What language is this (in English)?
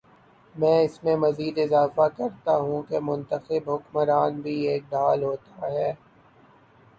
Urdu